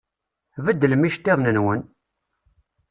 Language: Kabyle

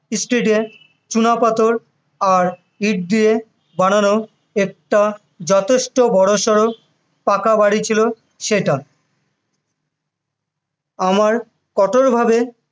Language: Bangla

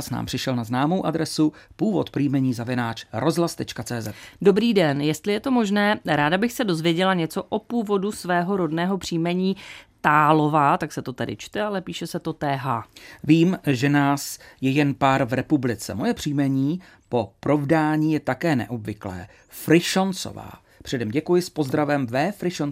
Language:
Czech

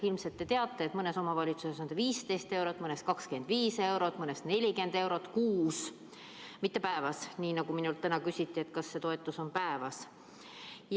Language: Estonian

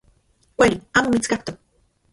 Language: Central Puebla Nahuatl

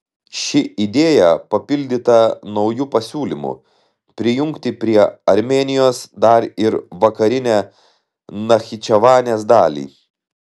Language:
Lithuanian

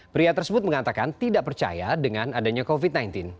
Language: Indonesian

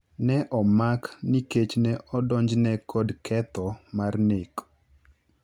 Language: Luo (Kenya and Tanzania)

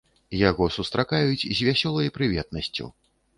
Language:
Belarusian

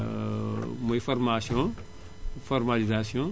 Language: Wolof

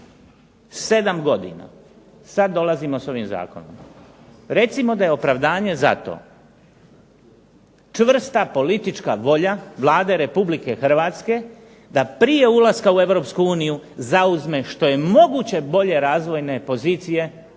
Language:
Croatian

